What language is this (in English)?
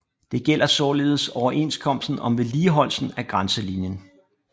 Danish